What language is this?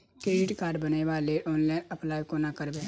Maithili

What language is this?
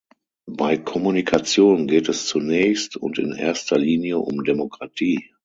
German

